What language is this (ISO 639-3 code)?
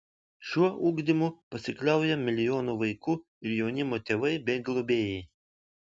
lit